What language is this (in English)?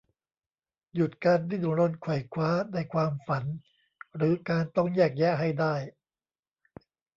Thai